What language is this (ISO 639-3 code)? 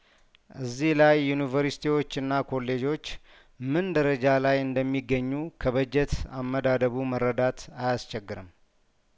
amh